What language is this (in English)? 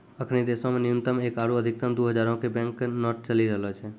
Maithili